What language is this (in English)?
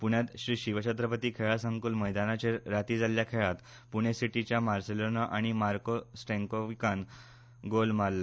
Konkani